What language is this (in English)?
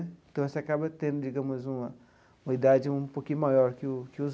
Portuguese